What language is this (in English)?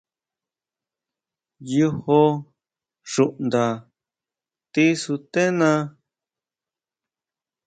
Huautla Mazatec